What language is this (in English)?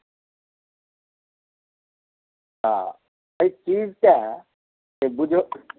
Maithili